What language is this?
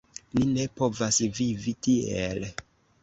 Esperanto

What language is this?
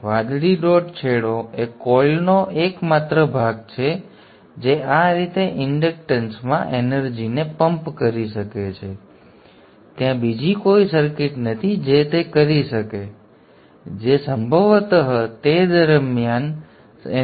Gujarati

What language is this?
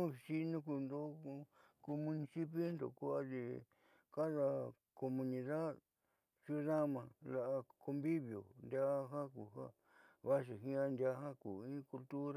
Southeastern Nochixtlán Mixtec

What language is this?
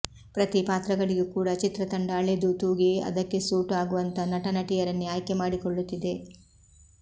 Kannada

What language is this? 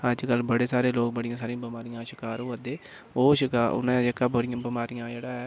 Dogri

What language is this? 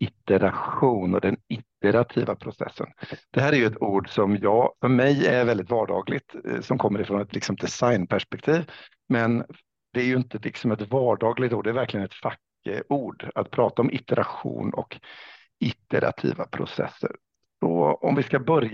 Swedish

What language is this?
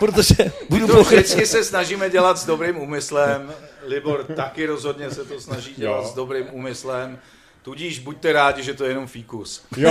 Czech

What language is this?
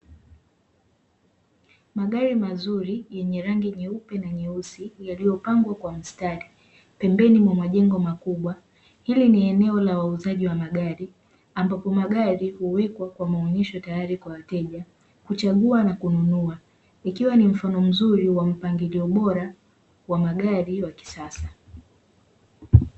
Swahili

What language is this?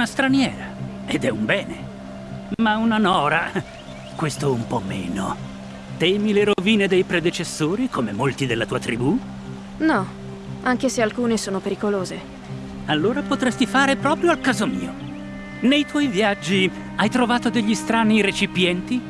Italian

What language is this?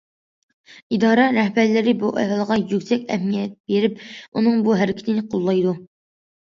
Uyghur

